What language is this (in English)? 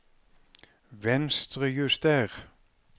Norwegian